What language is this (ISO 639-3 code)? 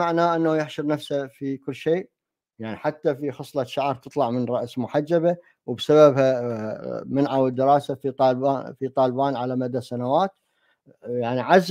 ara